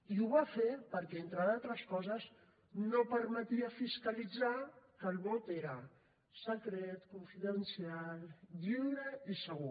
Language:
Catalan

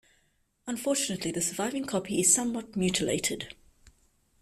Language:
English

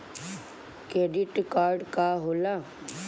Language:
Bhojpuri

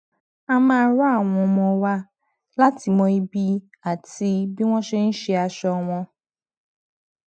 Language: Yoruba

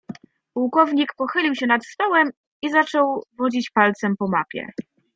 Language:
Polish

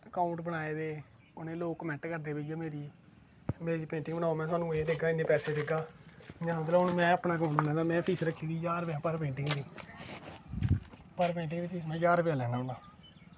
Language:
Dogri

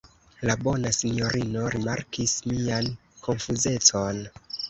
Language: Esperanto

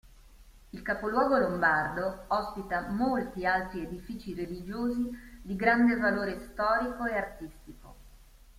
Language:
Italian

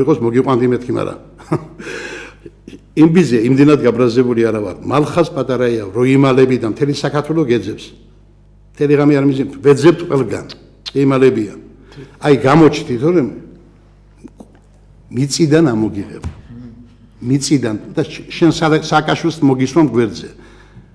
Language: Arabic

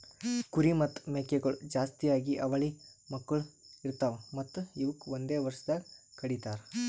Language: Kannada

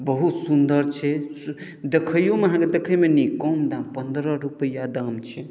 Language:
Maithili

